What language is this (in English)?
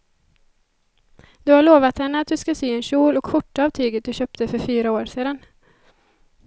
Swedish